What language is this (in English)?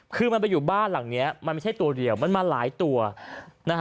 Thai